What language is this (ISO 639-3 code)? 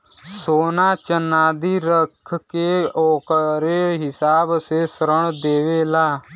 bho